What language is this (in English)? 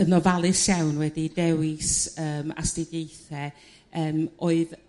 Welsh